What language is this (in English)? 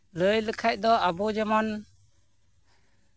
Santali